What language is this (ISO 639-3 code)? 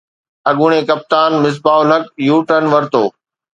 snd